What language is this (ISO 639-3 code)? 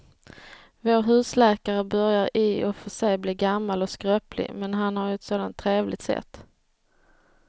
swe